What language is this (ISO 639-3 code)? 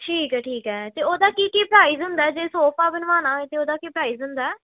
pan